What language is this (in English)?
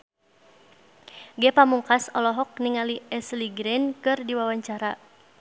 Sundanese